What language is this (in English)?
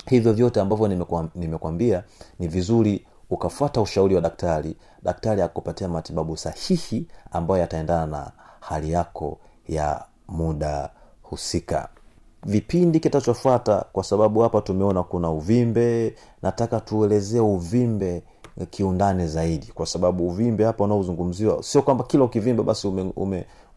Swahili